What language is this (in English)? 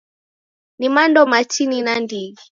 Taita